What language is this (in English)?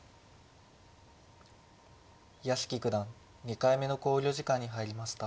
Japanese